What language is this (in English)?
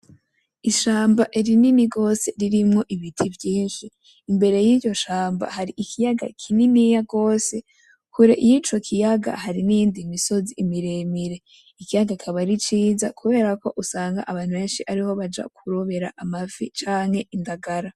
Rundi